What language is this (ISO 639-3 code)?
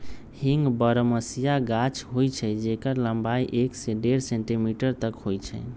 mag